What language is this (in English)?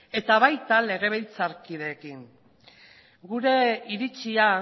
Basque